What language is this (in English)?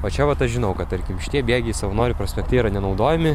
Lithuanian